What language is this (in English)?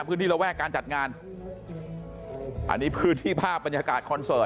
Thai